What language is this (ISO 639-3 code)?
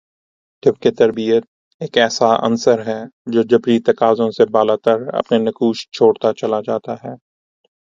urd